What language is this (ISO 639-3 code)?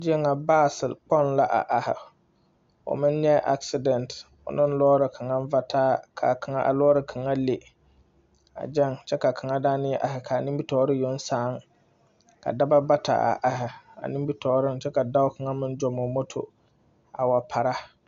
dga